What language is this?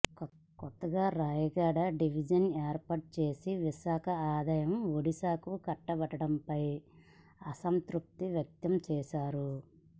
Telugu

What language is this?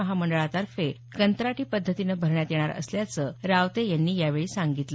Marathi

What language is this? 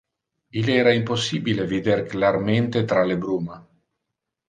Interlingua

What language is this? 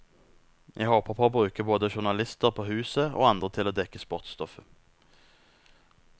Norwegian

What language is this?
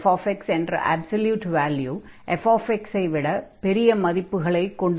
Tamil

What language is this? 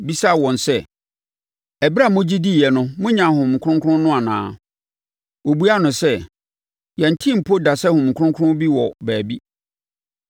Akan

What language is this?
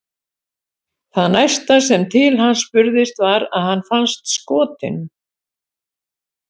Icelandic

